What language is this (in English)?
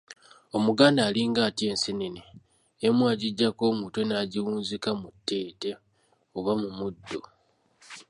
Ganda